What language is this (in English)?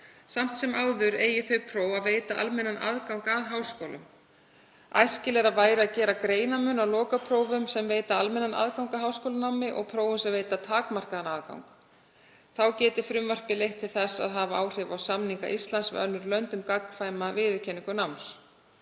Icelandic